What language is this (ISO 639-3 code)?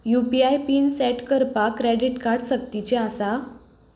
kok